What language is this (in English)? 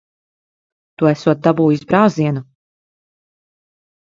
Latvian